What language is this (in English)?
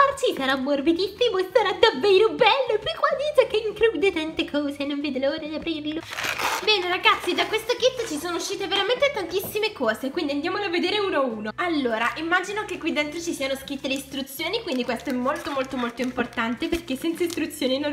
Italian